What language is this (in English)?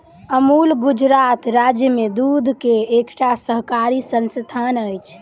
Maithili